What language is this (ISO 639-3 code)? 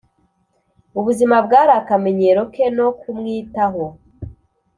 kin